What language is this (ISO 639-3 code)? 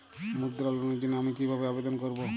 ben